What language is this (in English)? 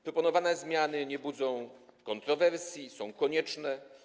Polish